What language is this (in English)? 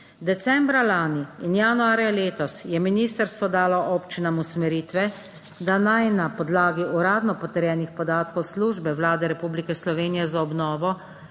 Slovenian